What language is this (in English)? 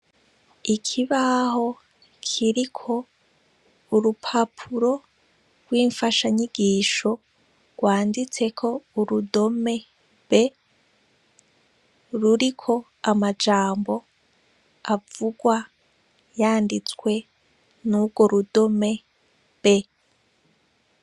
Rundi